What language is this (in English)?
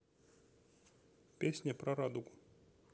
Russian